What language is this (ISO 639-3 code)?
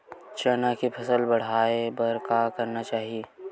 hne